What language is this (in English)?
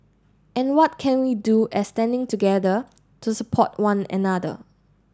English